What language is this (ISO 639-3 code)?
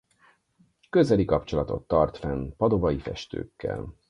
hun